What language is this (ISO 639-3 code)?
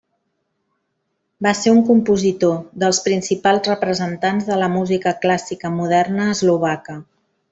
cat